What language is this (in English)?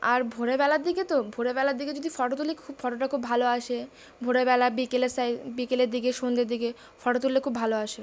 Bangla